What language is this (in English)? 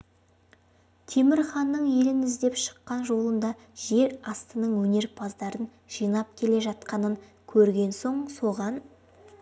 Kazakh